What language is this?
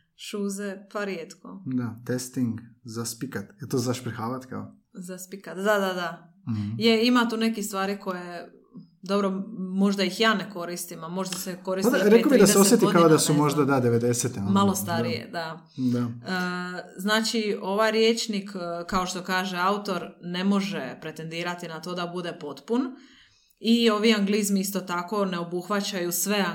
Croatian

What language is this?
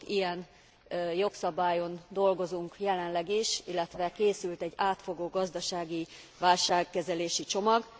Hungarian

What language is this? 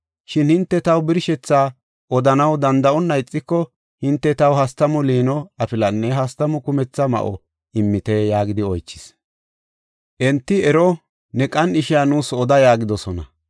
Gofa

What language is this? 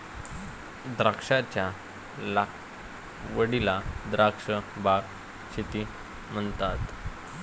Marathi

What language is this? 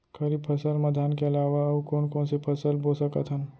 Chhattisgarhi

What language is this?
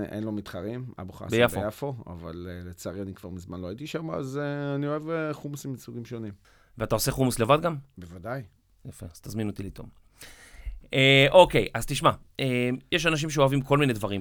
Hebrew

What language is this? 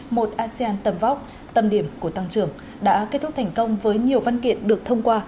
Vietnamese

